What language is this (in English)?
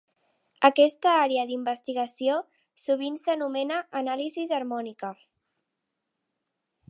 Catalan